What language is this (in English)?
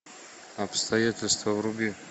Russian